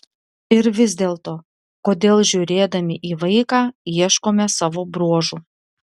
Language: Lithuanian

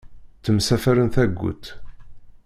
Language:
Kabyle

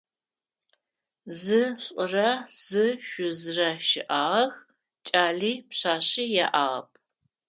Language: Adyghe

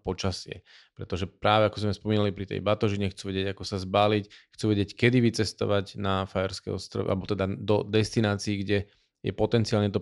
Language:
Slovak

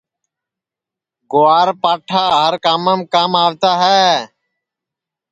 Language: Sansi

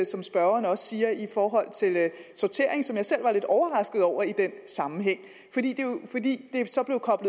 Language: Danish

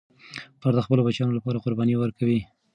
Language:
Pashto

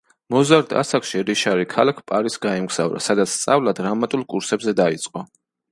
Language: Georgian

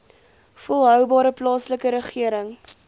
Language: Afrikaans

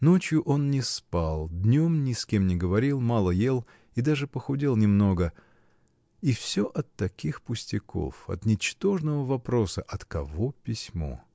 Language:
Russian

